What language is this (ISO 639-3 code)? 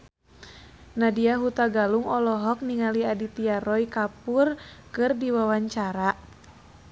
sun